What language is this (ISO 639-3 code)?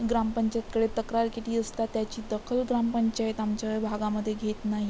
mar